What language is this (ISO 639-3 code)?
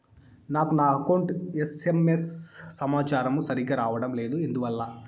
tel